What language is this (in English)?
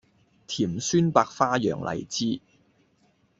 Cantonese